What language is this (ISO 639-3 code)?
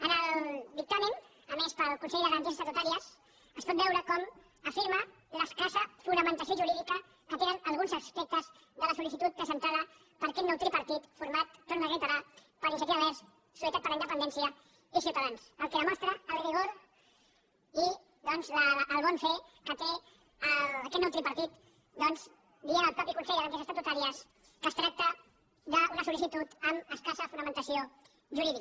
cat